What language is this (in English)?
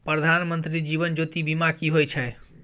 Maithili